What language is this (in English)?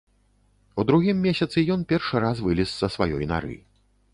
Belarusian